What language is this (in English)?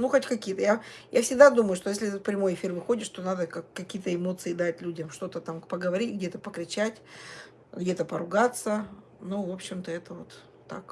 Russian